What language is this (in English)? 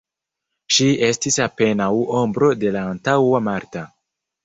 Esperanto